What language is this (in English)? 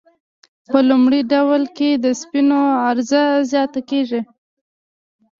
Pashto